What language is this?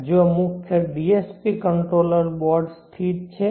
Gujarati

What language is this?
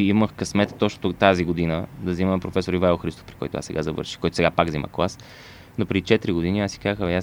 Bulgarian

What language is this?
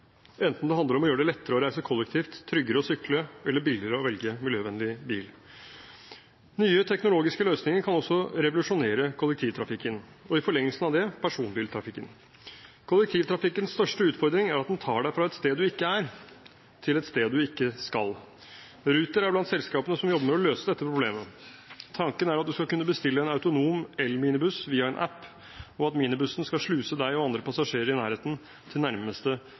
Norwegian Bokmål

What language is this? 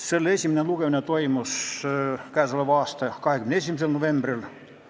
Estonian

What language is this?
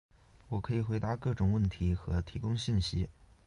Chinese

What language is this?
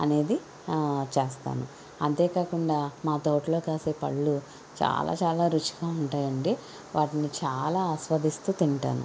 Telugu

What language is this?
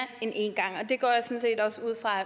Danish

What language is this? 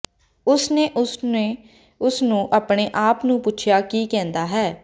Punjabi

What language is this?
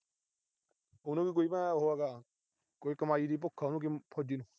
Punjabi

